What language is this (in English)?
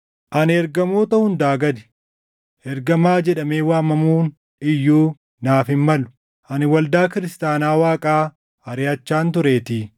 Oromo